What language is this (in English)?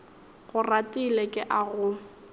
Northern Sotho